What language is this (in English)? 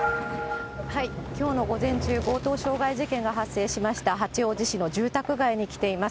Japanese